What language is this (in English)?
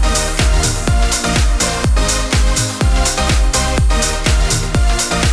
Swedish